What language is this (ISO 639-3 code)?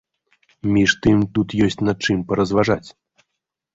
bel